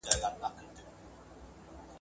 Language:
Pashto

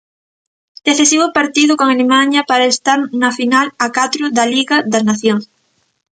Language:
Galician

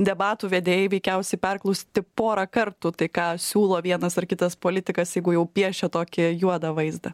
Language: Lithuanian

